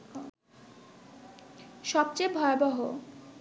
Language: Bangla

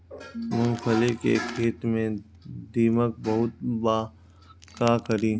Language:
Bhojpuri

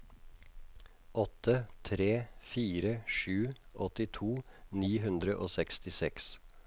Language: Norwegian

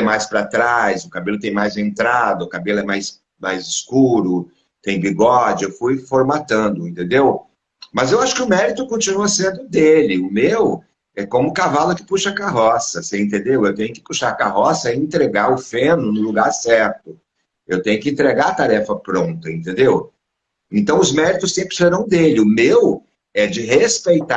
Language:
Portuguese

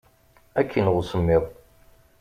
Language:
Kabyle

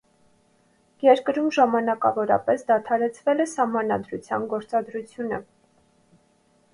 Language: Armenian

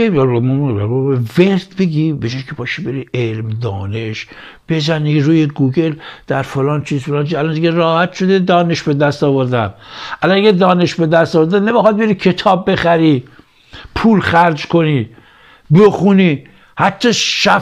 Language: Persian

